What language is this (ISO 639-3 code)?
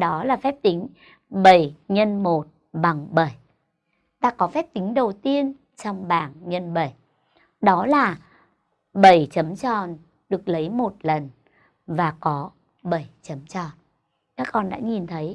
vie